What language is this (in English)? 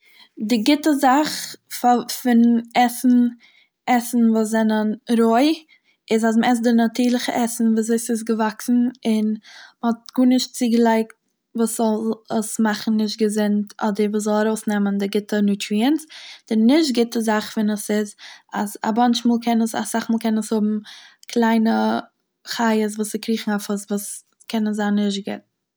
Yiddish